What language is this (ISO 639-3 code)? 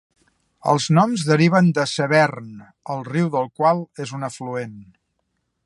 cat